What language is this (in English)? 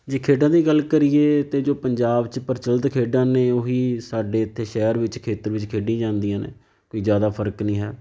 Punjabi